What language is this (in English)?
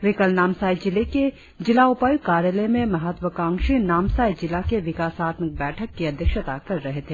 Hindi